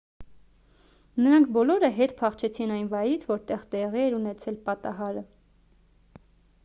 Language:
Armenian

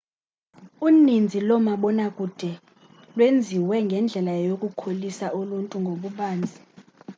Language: Xhosa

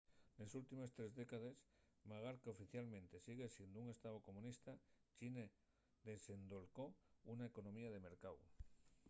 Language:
Asturian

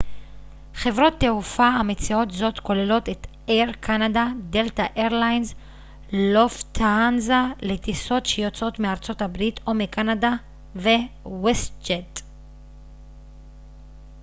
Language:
Hebrew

